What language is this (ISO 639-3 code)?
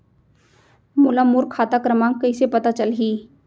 hne